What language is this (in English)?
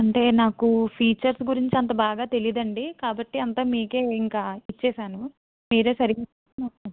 Telugu